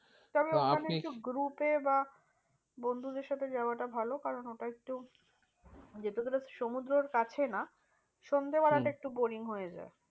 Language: Bangla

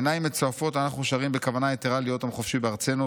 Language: Hebrew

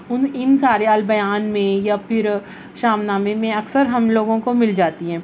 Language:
Urdu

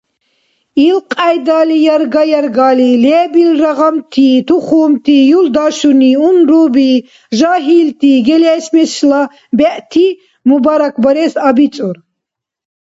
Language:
Dargwa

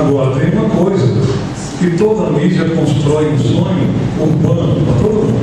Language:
Portuguese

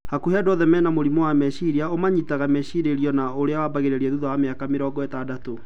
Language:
Kikuyu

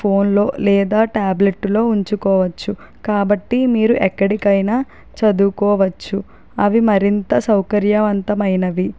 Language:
Telugu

